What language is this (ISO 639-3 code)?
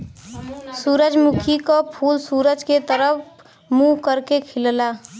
bho